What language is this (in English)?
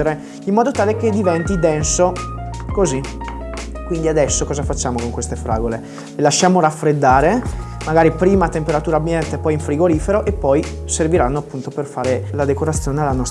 Italian